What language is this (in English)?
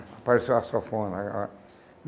Portuguese